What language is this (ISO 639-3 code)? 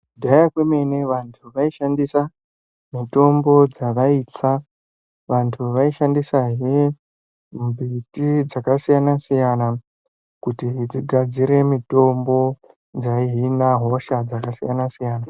ndc